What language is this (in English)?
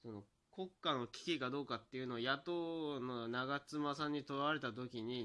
Japanese